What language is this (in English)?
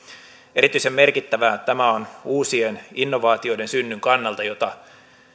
Finnish